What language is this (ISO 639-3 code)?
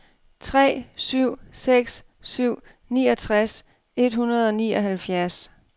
dan